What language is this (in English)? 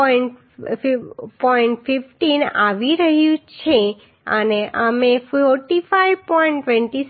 Gujarati